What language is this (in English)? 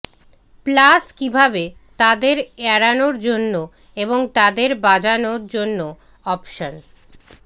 Bangla